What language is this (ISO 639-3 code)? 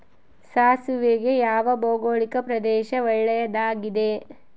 kan